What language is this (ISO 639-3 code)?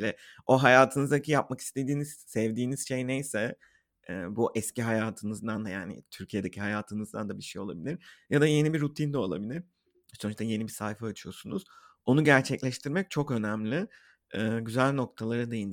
tur